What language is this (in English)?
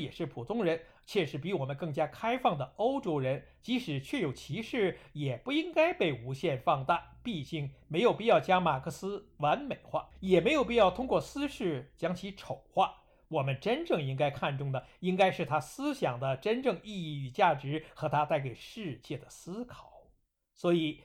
Chinese